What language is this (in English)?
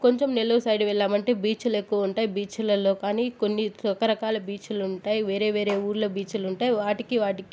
Telugu